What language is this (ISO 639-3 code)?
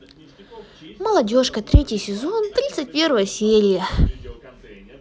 rus